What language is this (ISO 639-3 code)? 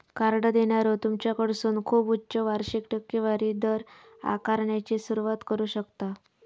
mar